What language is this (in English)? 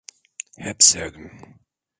Turkish